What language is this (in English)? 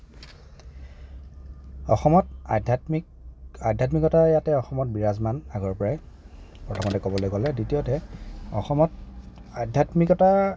Assamese